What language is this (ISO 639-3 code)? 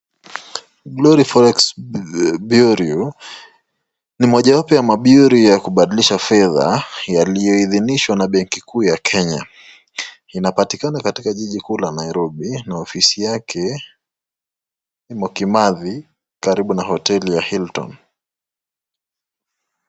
swa